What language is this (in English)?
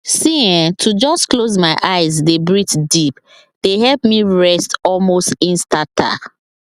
Nigerian Pidgin